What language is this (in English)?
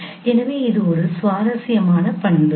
Tamil